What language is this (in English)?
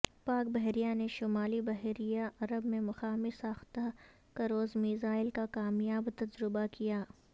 Urdu